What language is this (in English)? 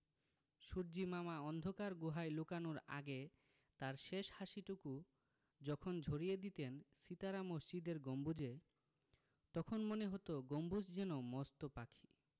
Bangla